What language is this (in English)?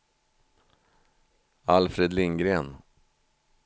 Swedish